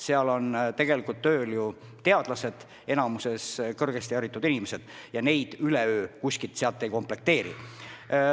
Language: Estonian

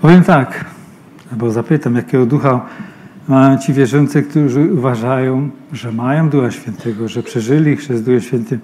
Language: Polish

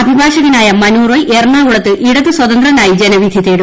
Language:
Malayalam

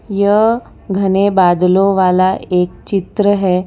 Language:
Hindi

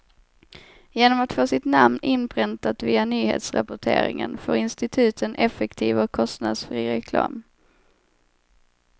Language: Swedish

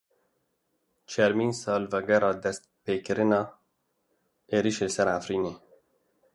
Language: Kurdish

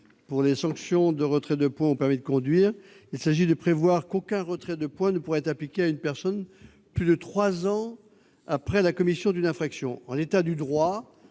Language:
French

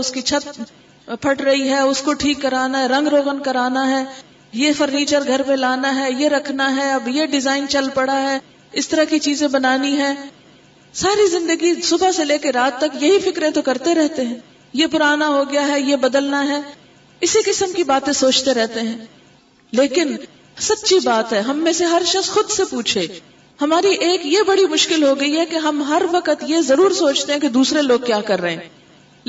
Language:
Urdu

